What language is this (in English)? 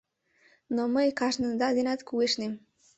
Mari